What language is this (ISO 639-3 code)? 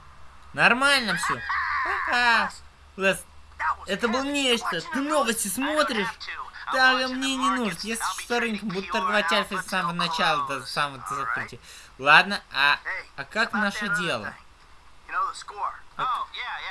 rus